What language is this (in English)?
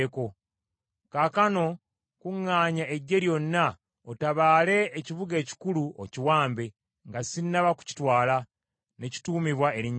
Ganda